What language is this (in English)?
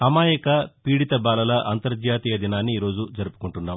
Telugu